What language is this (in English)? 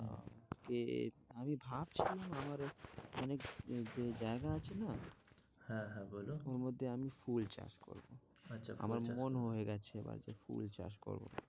Bangla